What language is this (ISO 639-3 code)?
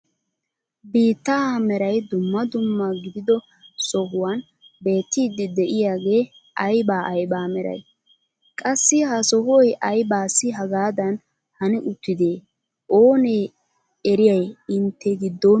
wal